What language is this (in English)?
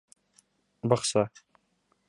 Bashkir